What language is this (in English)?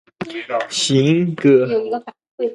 Chinese